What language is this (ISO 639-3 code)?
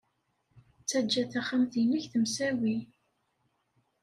kab